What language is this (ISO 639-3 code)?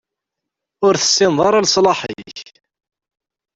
kab